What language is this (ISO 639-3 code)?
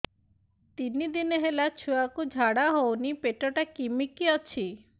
ori